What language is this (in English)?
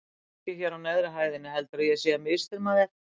Icelandic